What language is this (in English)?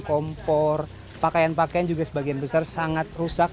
Indonesian